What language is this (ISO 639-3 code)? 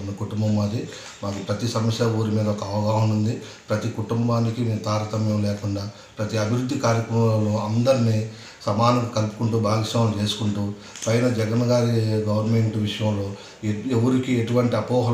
ron